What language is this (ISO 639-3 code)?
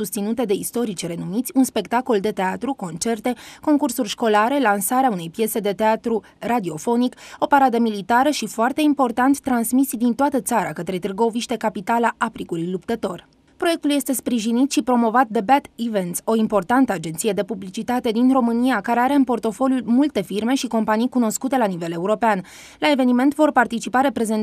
ron